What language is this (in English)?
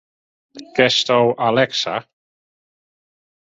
Western Frisian